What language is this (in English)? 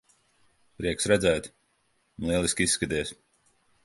Latvian